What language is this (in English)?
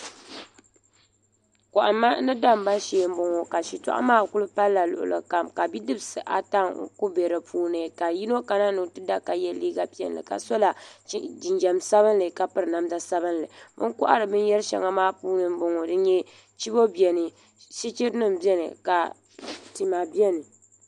Dagbani